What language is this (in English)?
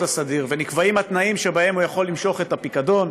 Hebrew